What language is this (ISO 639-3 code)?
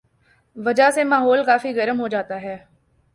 urd